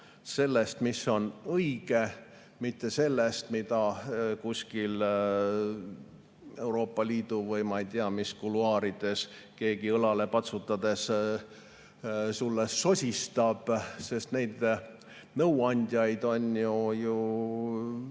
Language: Estonian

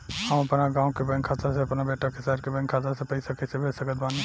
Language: Bhojpuri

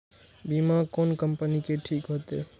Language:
Maithili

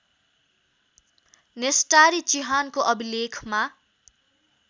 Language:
Nepali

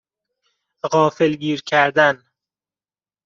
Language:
Persian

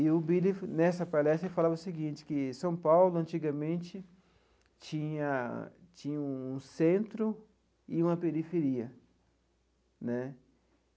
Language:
Portuguese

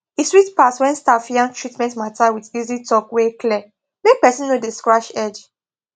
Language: Nigerian Pidgin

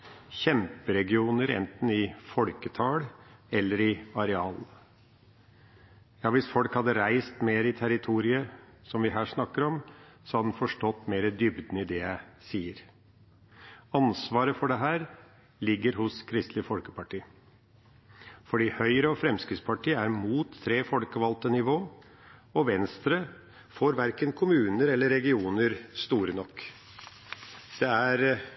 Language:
Norwegian Bokmål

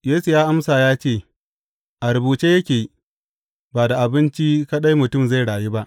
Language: Hausa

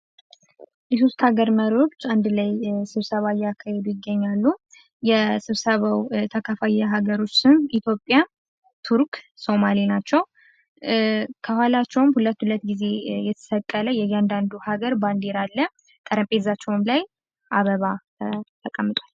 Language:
Amharic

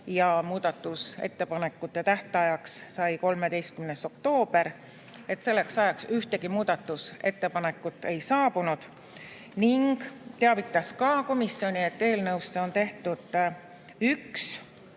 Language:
Estonian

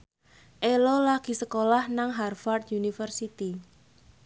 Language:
Javanese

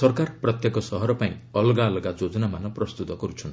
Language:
Odia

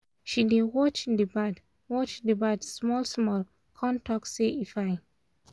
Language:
Nigerian Pidgin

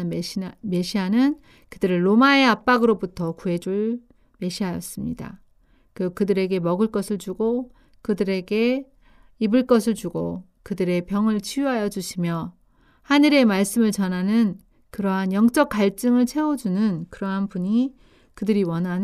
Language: Korean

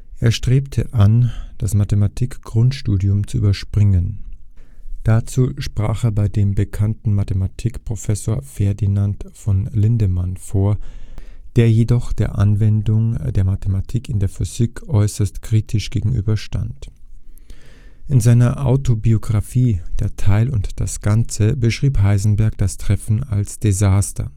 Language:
German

